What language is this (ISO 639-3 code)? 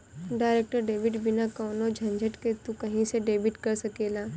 bho